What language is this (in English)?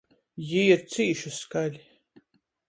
Latgalian